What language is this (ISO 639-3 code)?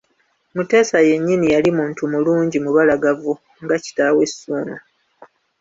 lug